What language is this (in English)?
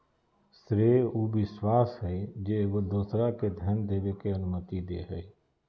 Magahi